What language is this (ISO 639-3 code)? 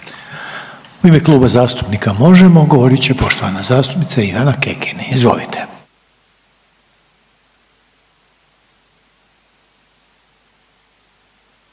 hrv